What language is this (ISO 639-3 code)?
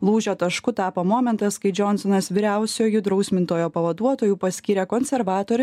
lit